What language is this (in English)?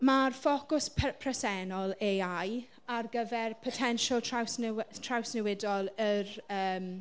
Welsh